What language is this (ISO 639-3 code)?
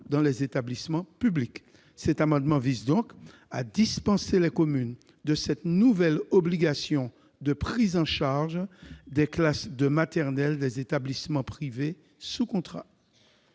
fra